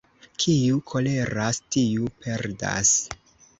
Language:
Esperanto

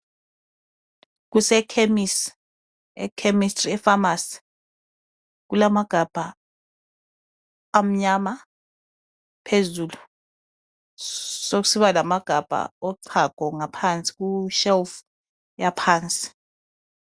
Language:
North Ndebele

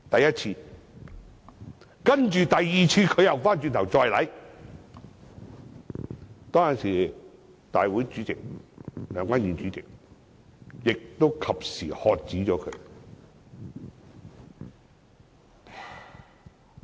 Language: Cantonese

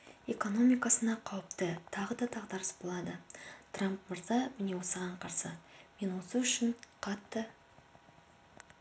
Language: Kazakh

